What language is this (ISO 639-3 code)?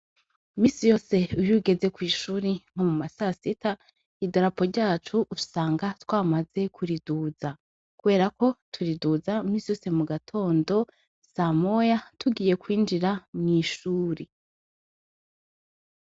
run